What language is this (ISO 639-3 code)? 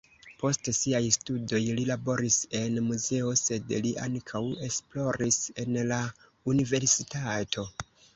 epo